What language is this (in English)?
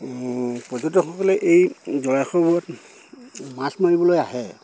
Assamese